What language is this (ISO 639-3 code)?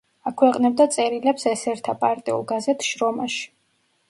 kat